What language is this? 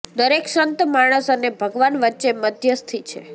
Gujarati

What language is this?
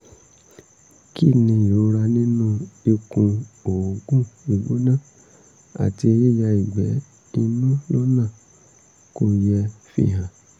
Yoruba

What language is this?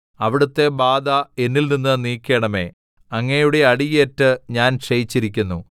Malayalam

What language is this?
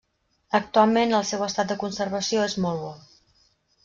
Catalan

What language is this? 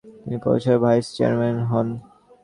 Bangla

